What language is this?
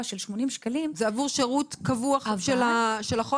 Hebrew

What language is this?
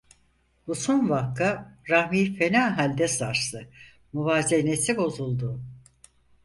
Turkish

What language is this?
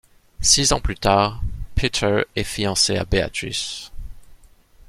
French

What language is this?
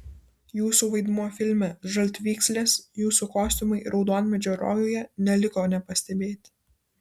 Lithuanian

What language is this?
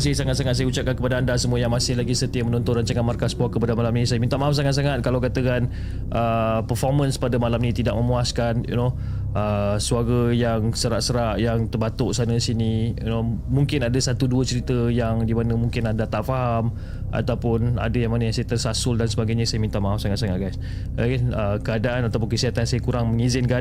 Malay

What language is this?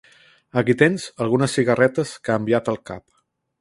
Catalan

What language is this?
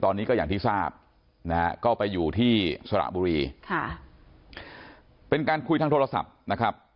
Thai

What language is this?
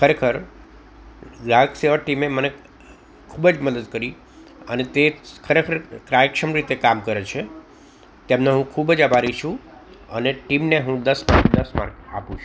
Gujarati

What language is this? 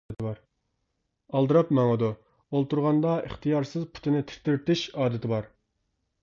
Uyghur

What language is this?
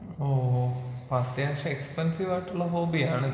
Malayalam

